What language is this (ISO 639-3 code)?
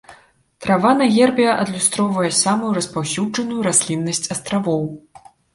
bel